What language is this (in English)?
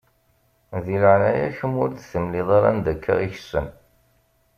Kabyle